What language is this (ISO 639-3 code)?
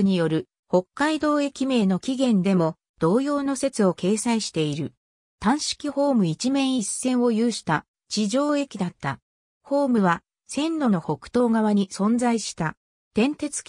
jpn